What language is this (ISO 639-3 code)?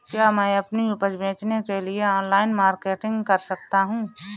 hin